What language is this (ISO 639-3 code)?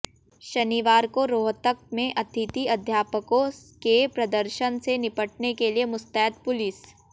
hin